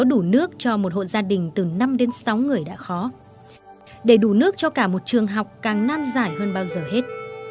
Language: Vietnamese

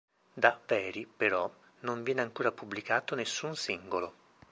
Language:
Italian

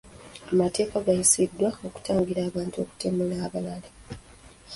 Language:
Ganda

